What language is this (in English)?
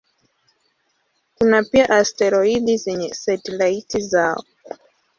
Swahili